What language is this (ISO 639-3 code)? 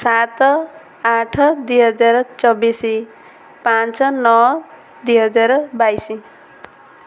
ori